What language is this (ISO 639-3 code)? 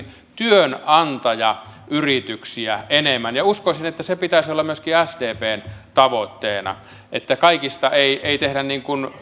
fin